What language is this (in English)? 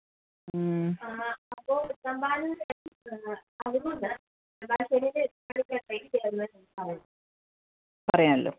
Malayalam